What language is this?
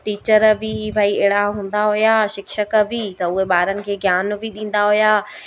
Sindhi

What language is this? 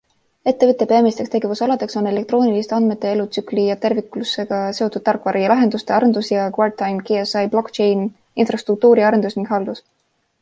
Estonian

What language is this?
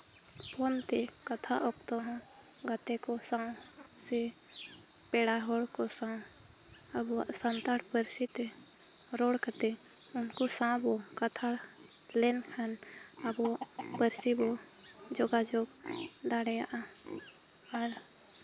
Santali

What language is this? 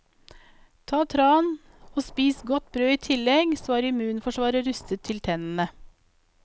Norwegian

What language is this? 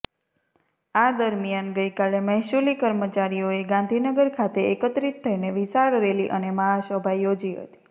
Gujarati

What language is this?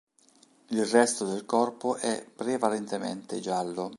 Italian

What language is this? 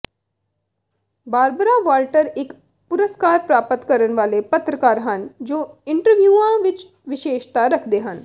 Punjabi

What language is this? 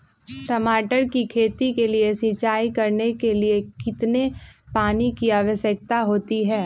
Magahi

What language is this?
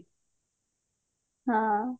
Odia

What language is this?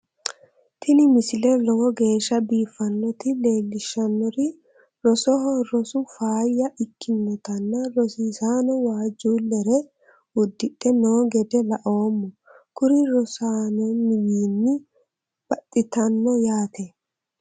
Sidamo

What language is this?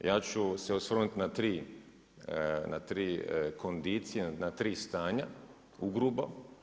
Croatian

